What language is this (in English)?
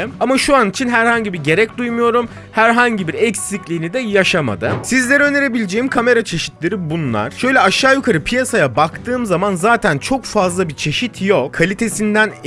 Turkish